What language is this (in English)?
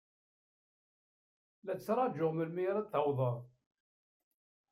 Kabyle